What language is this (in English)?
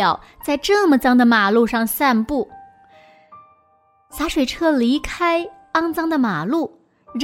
Chinese